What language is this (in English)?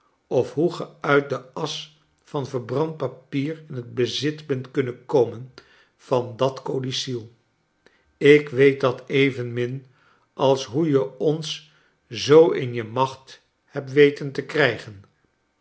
Dutch